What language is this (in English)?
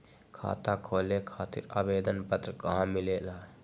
Magahi